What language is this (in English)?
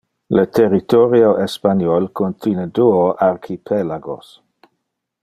Interlingua